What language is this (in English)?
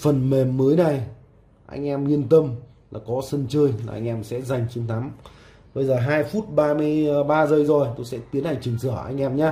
Vietnamese